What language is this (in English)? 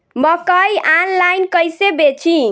Bhojpuri